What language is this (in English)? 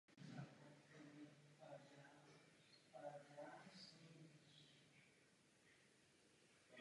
Czech